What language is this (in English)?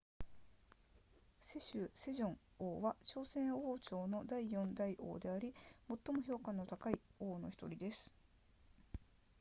Japanese